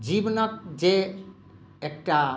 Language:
Maithili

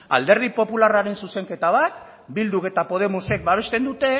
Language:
Basque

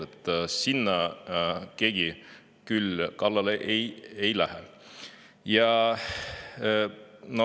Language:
Estonian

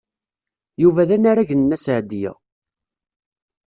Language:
Kabyle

